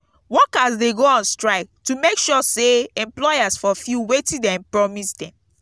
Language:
Nigerian Pidgin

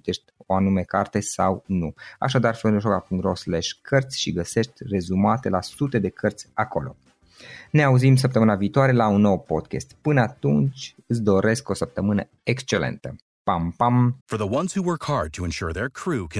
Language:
Romanian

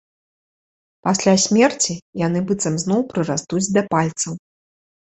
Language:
Belarusian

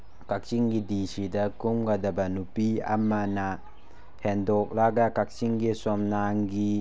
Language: Manipuri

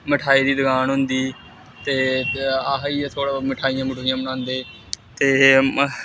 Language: Dogri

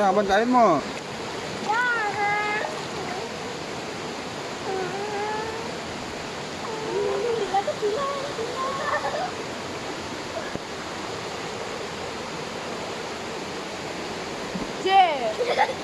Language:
Malay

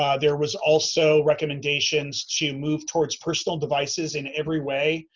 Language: English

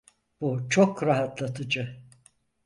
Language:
Turkish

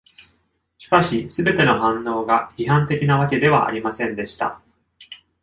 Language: Japanese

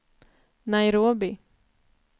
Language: Swedish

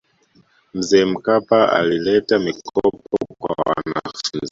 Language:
Swahili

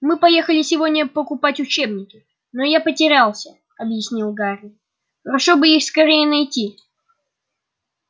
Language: Russian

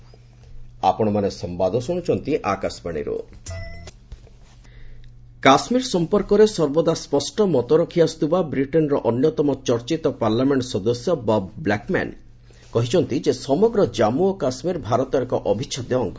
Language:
Odia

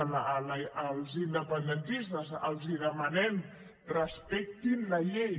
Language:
Catalan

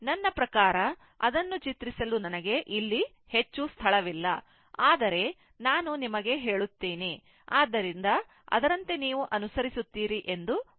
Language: Kannada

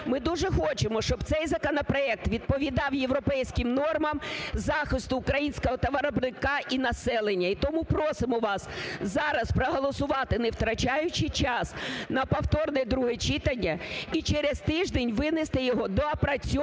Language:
Ukrainian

